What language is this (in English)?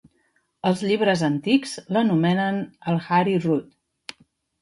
Catalan